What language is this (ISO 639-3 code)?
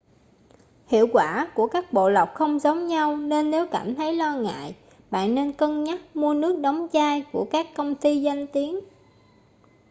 vie